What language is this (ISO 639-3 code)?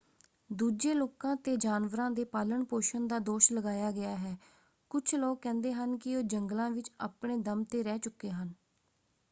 pan